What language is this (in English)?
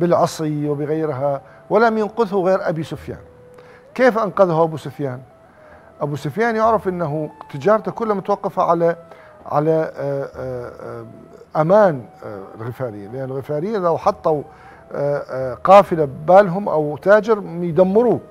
Arabic